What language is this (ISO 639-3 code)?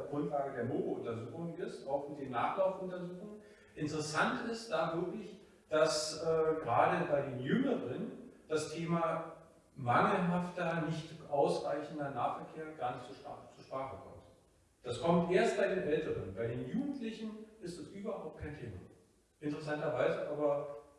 deu